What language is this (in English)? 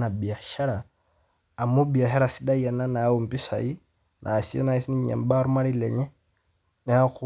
Masai